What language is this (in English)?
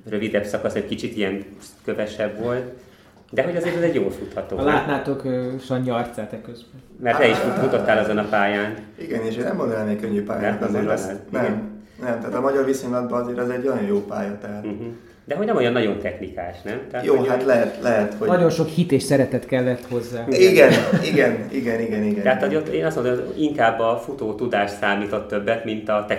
Hungarian